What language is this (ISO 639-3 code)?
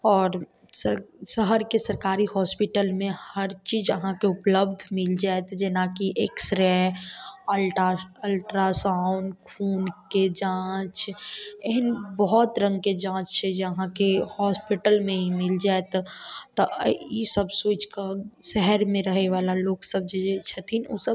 mai